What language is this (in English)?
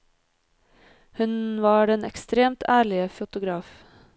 Norwegian